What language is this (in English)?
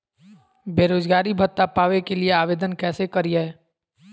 Magahi